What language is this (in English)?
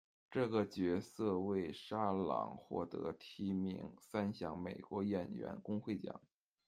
Chinese